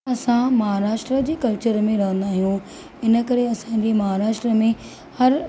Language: Sindhi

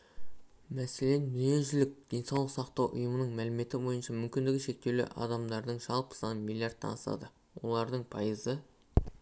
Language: Kazakh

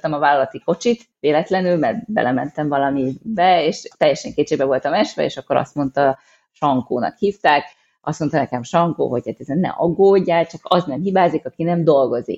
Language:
Hungarian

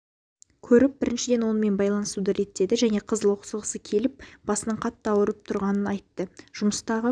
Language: Kazakh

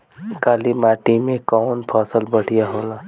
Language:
Bhojpuri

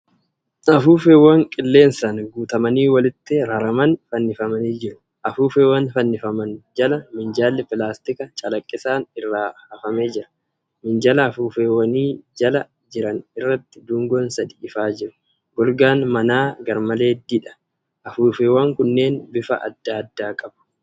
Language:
Oromo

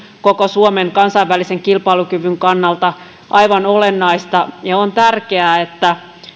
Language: Finnish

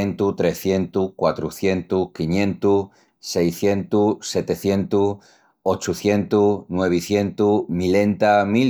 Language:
Extremaduran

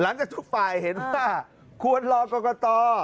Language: Thai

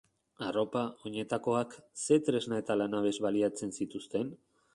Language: Basque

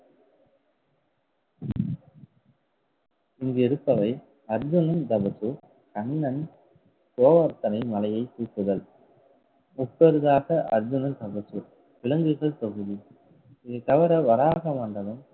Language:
Tamil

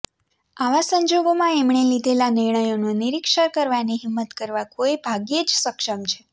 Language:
Gujarati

